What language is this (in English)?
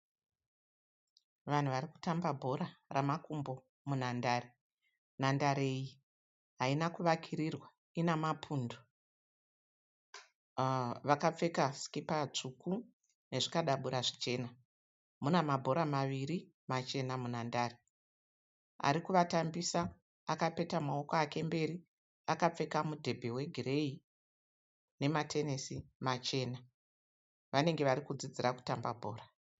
Shona